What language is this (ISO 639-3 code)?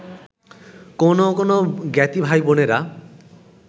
ben